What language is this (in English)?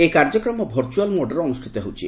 Odia